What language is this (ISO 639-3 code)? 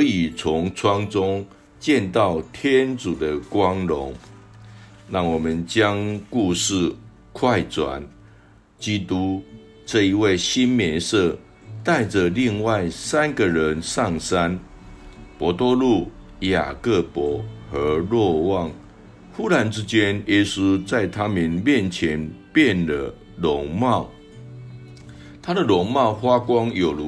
zho